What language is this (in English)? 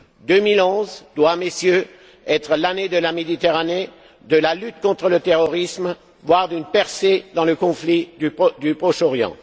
French